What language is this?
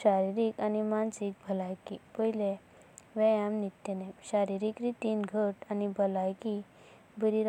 Konkani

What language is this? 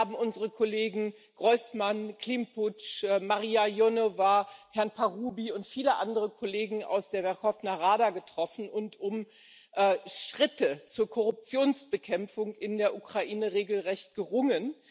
German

